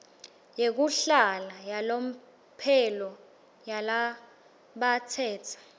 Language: Swati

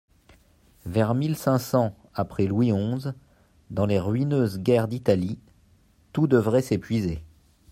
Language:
French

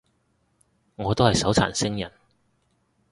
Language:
Cantonese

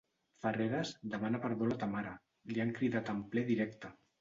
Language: Catalan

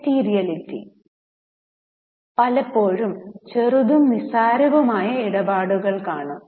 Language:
Malayalam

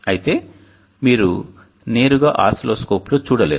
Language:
Telugu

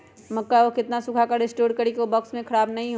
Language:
Magahi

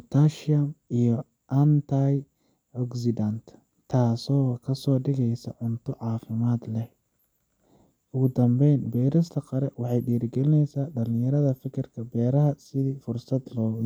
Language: Somali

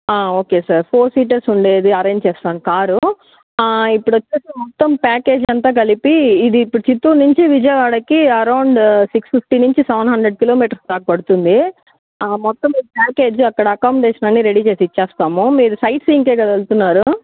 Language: Telugu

